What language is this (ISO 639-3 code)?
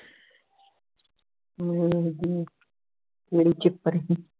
pan